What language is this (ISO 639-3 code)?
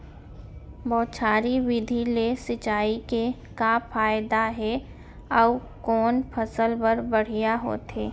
hne